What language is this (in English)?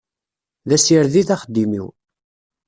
Kabyle